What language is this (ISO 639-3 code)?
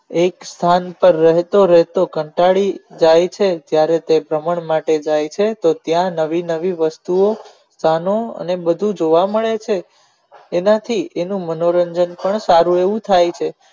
guj